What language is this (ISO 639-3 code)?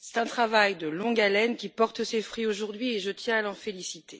fra